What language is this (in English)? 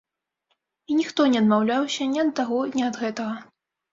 Belarusian